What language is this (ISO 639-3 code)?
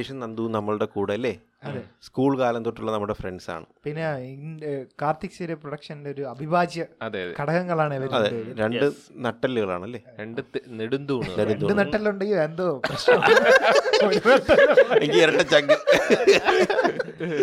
mal